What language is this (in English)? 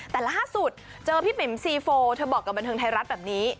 Thai